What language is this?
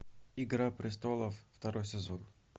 Russian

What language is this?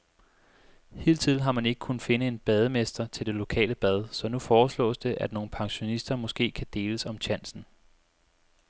Danish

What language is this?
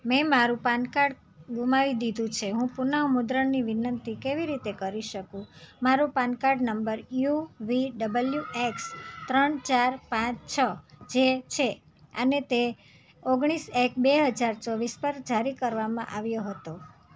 Gujarati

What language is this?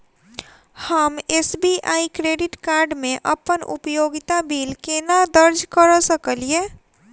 Maithili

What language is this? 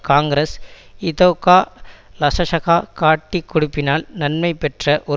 Tamil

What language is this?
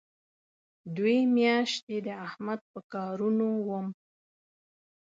Pashto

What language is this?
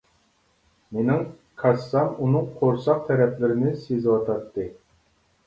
Uyghur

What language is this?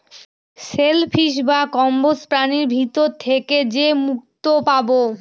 Bangla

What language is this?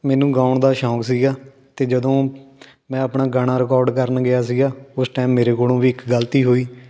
Punjabi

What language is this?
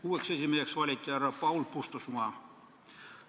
Estonian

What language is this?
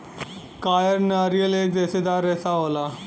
Bhojpuri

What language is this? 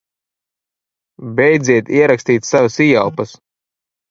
Latvian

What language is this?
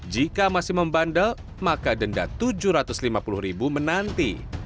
Indonesian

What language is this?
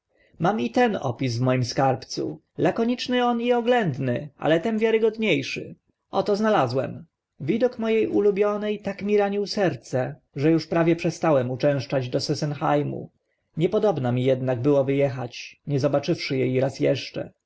Polish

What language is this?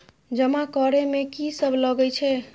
Maithili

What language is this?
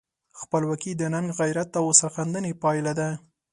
Pashto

